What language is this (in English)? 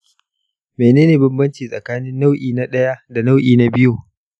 Hausa